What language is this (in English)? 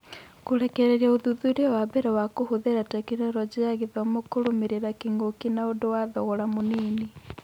Kikuyu